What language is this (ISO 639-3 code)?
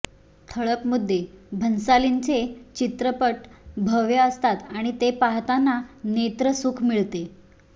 mar